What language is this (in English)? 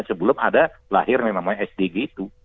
Indonesian